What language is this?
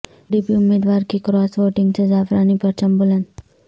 Urdu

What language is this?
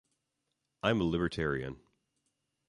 English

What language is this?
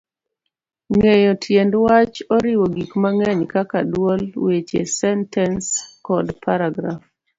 Luo (Kenya and Tanzania)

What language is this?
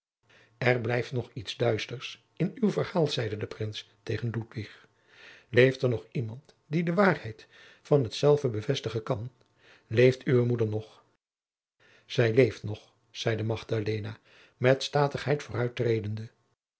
Dutch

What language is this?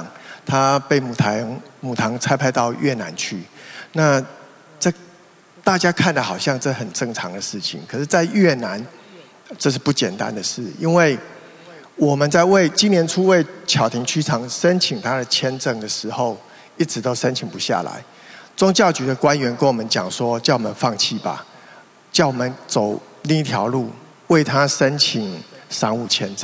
Chinese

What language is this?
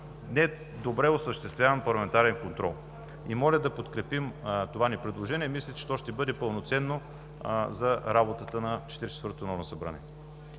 Bulgarian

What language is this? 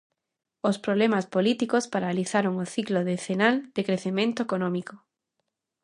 Galician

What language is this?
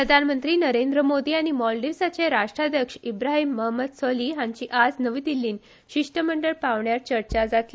Konkani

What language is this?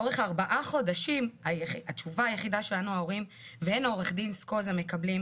Hebrew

